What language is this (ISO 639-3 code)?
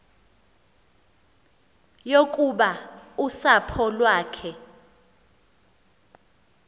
xho